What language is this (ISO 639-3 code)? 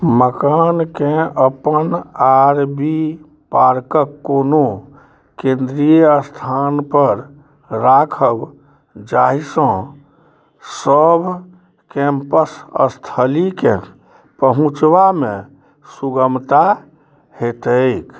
mai